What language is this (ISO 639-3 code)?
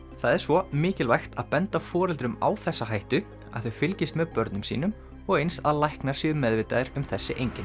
isl